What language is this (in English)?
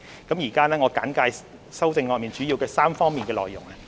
Cantonese